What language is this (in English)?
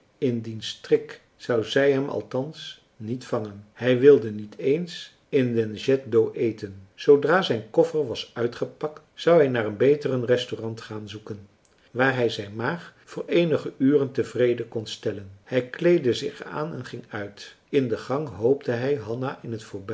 Dutch